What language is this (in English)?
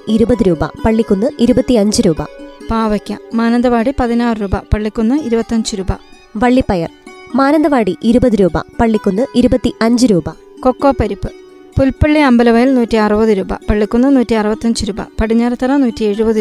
Malayalam